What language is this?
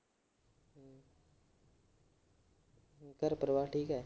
Punjabi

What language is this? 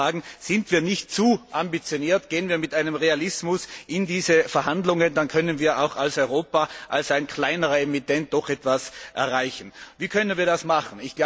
German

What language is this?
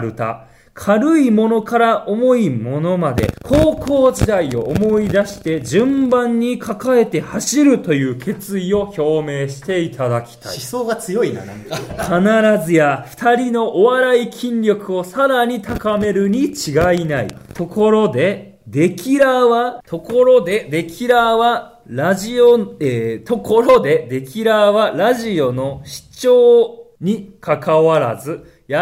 Japanese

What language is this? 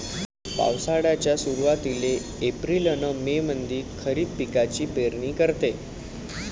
Marathi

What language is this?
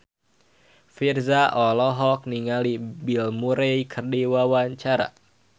Sundanese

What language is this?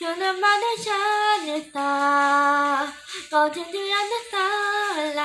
Korean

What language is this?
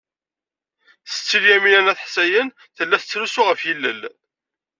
Kabyle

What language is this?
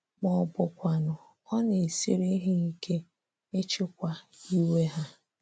Igbo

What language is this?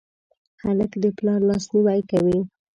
Pashto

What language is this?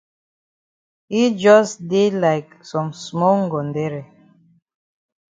Cameroon Pidgin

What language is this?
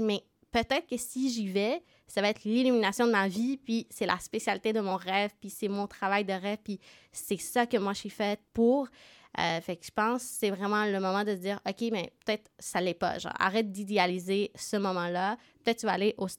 French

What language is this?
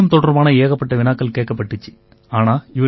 Tamil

